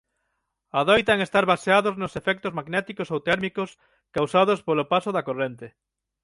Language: Galician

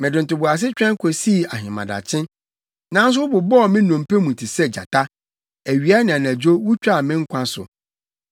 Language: Akan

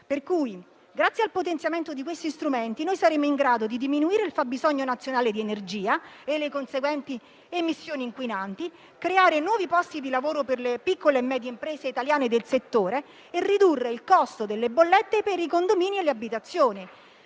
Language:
Italian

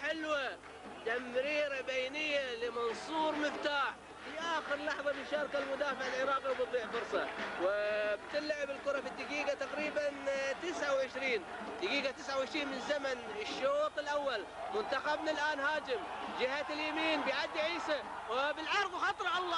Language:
Arabic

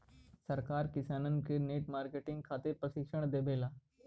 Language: Bhojpuri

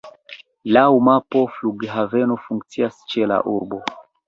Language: Esperanto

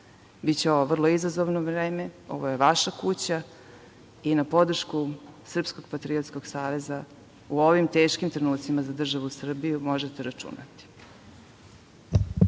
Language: Serbian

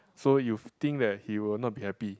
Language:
English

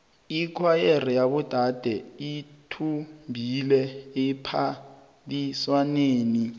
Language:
South Ndebele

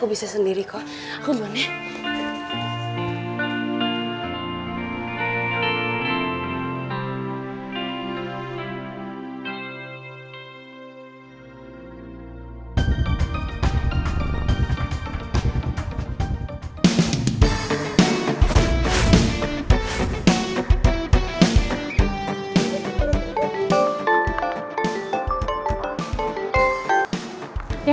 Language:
Indonesian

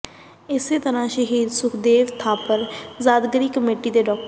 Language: Punjabi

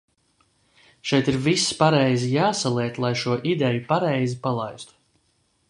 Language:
Latvian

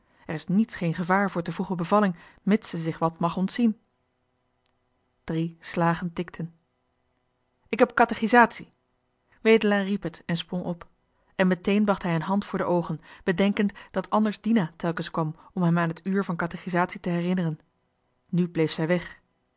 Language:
Dutch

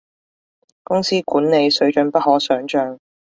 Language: Cantonese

